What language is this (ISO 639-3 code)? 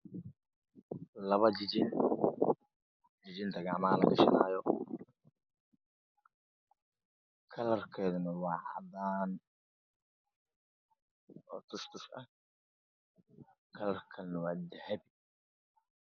som